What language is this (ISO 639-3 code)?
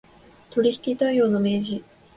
jpn